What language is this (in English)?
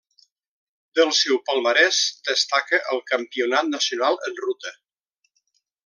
Catalan